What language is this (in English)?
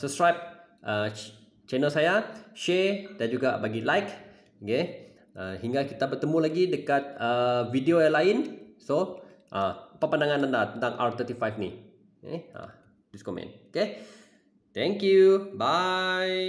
Malay